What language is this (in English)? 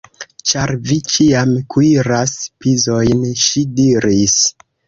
Esperanto